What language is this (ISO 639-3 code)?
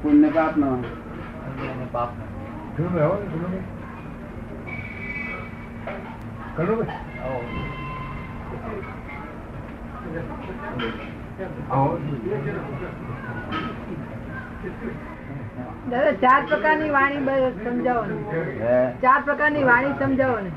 guj